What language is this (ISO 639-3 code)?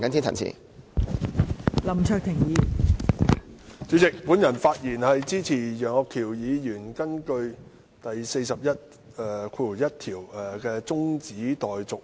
yue